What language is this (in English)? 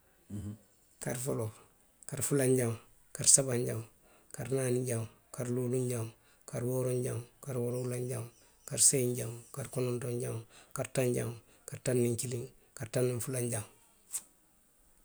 Western Maninkakan